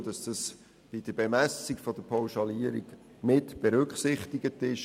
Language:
Swiss German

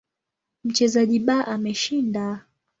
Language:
Swahili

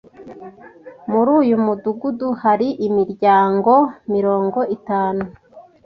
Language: Kinyarwanda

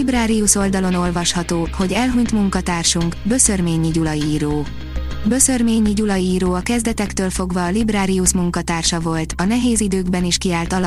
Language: Hungarian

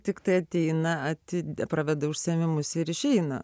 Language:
Lithuanian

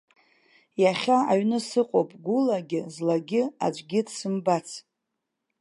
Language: Abkhazian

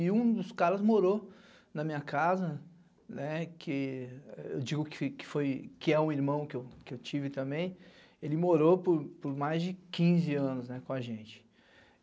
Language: Portuguese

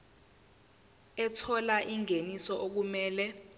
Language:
Zulu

